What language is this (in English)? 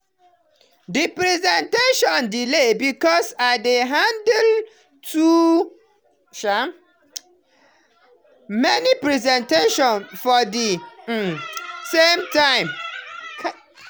Nigerian Pidgin